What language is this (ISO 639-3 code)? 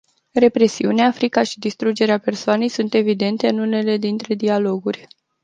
ron